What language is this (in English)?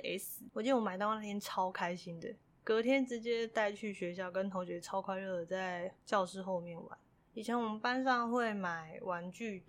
Chinese